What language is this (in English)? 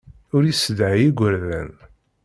Kabyle